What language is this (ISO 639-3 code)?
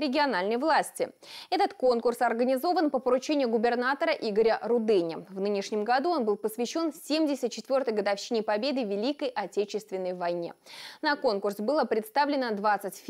rus